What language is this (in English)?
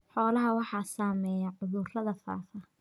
Somali